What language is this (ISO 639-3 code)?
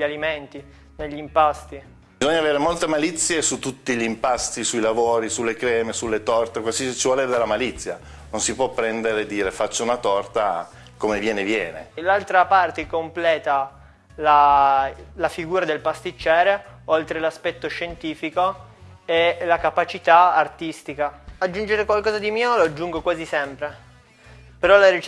ita